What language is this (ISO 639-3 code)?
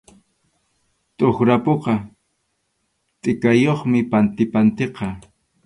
qxu